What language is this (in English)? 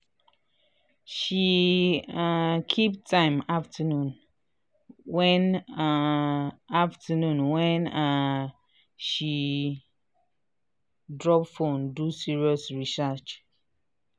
Nigerian Pidgin